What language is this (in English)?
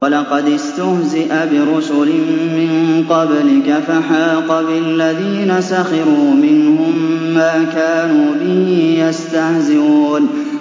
Arabic